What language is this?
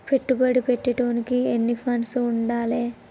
Telugu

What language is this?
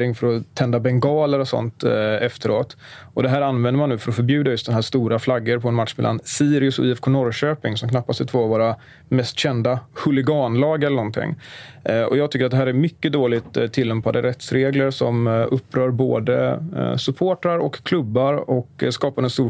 Swedish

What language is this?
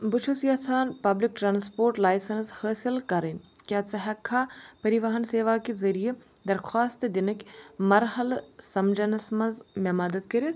Kashmiri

